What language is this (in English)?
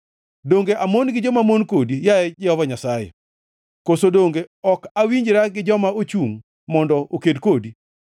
Luo (Kenya and Tanzania)